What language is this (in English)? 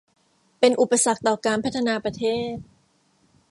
Thai